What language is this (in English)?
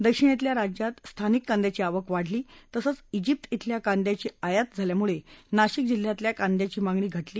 Marathi